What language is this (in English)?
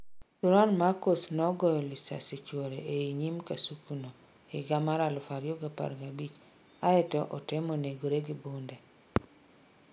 Luo (Kenya and Tanzania)